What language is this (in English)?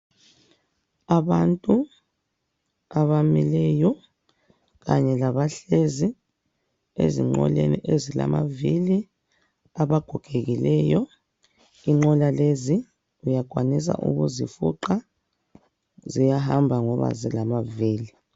North Ndebele